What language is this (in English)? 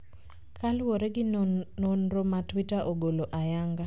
Luo (Kenya and Tanzania)